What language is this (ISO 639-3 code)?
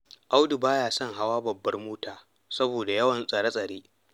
hau